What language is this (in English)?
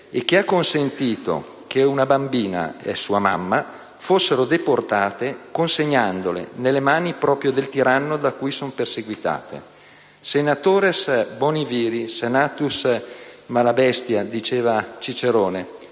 Italian